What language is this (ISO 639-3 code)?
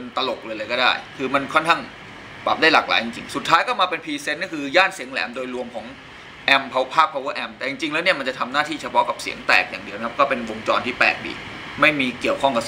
tha